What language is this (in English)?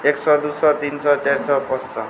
Maithili